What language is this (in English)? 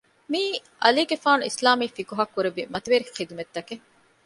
Divehi